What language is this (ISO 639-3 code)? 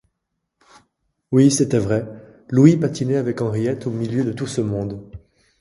fra